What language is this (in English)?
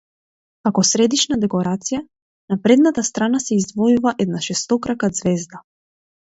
Macedonian